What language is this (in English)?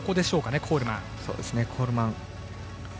Japanese